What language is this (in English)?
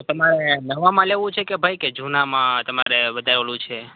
Gujarati